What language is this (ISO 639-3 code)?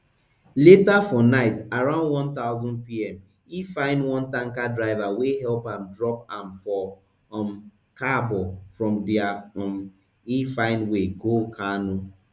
pcm